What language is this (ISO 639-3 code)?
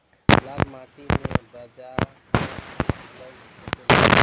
bho